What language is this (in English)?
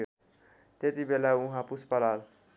Nepali